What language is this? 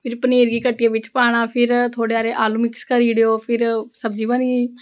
Dogri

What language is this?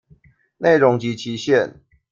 Chinese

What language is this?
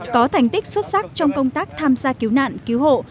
Vietnamese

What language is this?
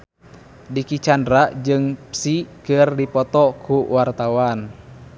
Sundanese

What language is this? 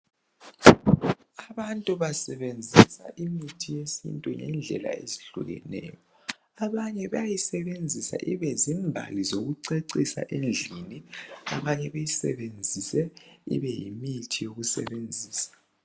North Ndebele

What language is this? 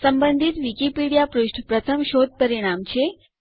Gujarati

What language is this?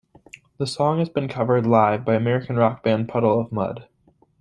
English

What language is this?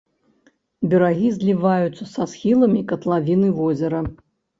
Belarusian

